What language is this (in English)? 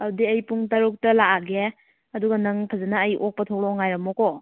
Manipuri